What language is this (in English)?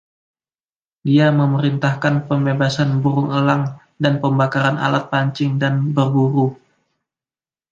Indonesian